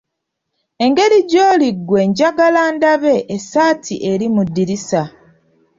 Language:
Ganda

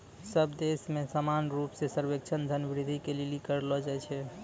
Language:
Maithili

